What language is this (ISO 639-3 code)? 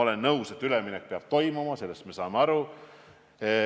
est